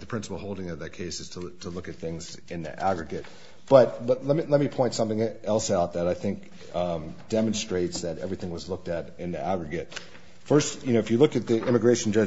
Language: English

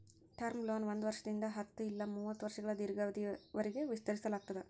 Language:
Kannada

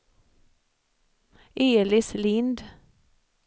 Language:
Swedish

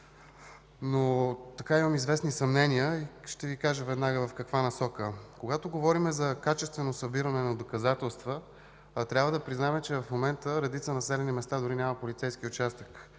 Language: Bulgarian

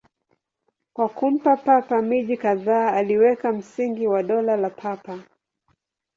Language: Swahili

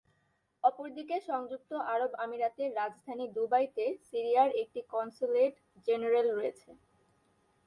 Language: Bangla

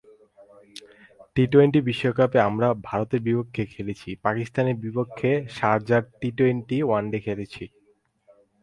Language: Bangla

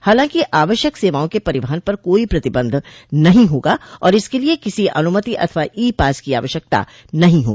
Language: Hindi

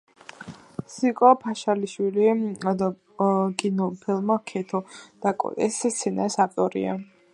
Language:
Georgian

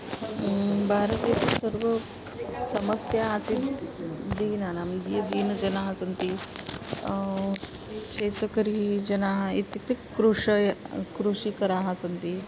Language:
Sanskrit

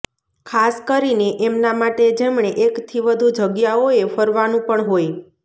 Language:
Gujarati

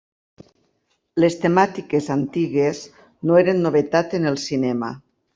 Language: Catalan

